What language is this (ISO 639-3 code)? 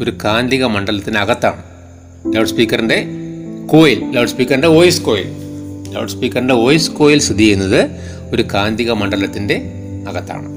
mal